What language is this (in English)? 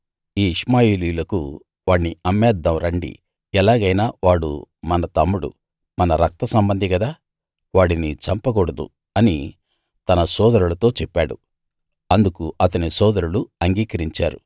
Telugu